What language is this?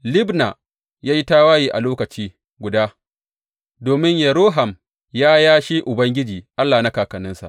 Hausa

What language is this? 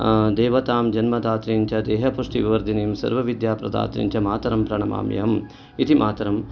Sanskrit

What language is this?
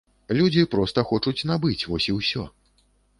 Belarusian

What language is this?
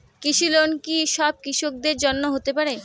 Bangla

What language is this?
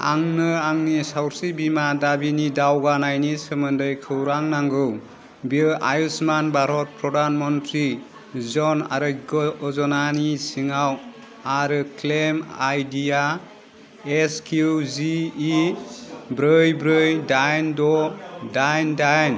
Bodo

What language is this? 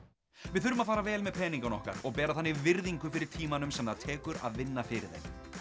Icelandic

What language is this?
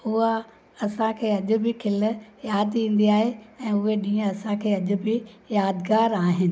Sindhi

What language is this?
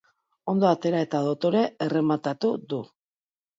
Basque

